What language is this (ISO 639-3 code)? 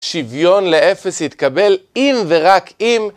heb